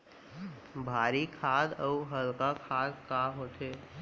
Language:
Chhattisgarhi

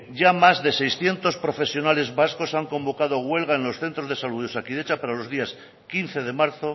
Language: Spanish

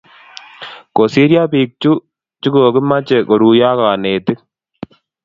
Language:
Kalenjin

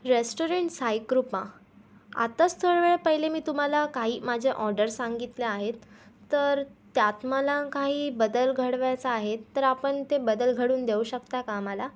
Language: Marathi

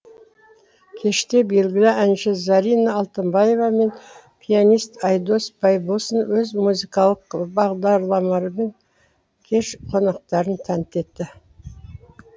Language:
Kazakh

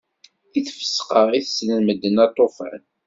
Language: Kabyle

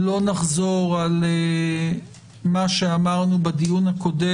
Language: Hebrew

